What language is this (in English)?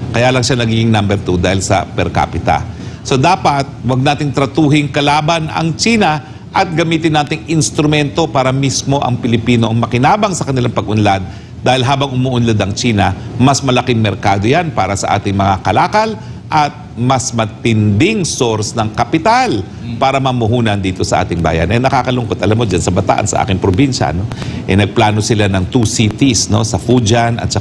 Filipino